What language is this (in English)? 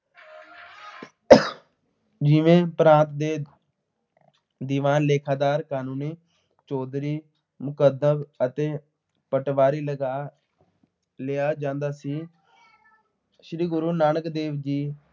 Punjabi